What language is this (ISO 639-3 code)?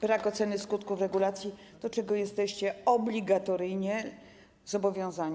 pol